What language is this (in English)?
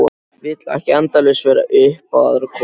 Icelandic